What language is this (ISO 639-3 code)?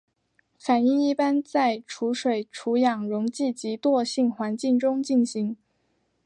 zho